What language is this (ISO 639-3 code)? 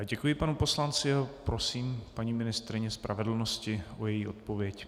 ces